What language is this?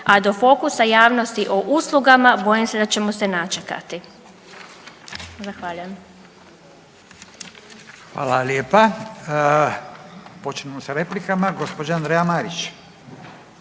Croatian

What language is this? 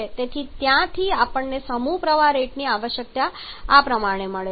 Gujarati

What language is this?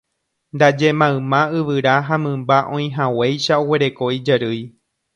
Guarani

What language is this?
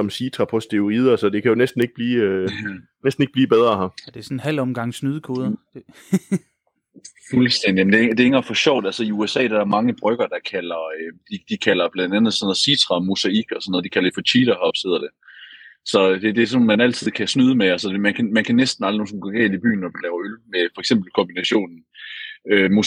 Danish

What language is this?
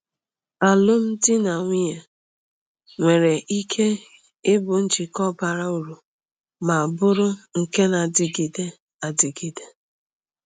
Igbo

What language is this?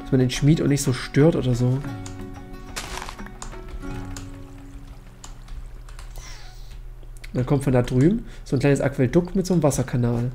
German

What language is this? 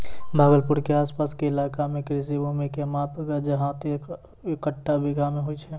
Maithili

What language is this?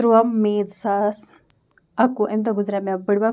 Kashmiri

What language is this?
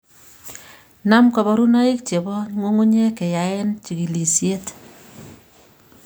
Kalenjin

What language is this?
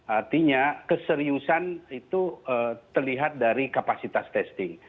Indonesian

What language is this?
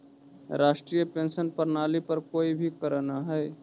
Magahi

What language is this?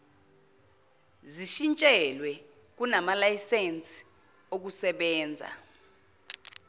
Zulu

